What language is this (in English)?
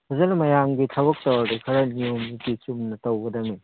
Manipuri